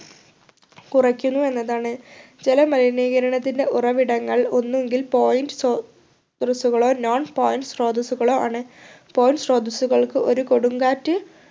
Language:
Malayalam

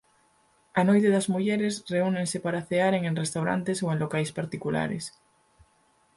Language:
Galician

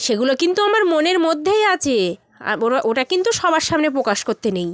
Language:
Bangla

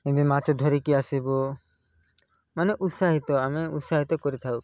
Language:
Odia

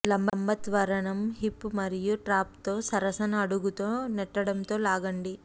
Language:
Telugu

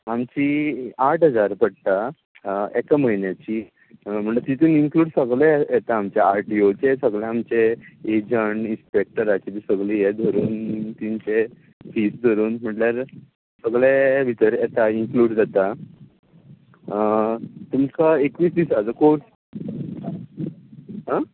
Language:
Konkani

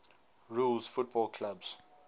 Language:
English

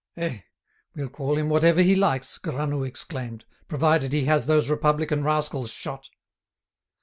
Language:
English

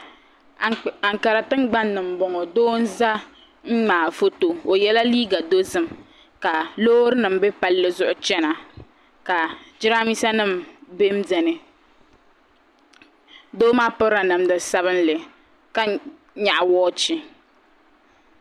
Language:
Dagbani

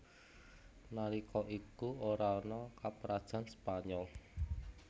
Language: Javanese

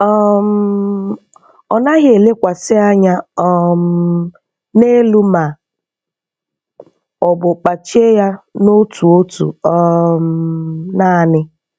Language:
Igbo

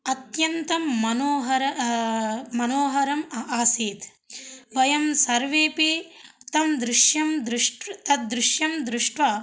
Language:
Sanskrit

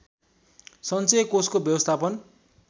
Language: Nepali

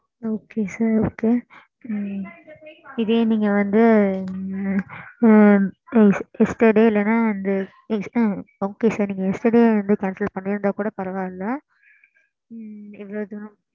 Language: Tamil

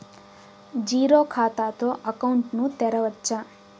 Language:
Telugu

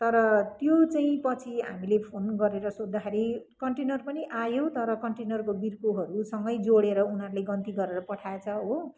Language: Nepali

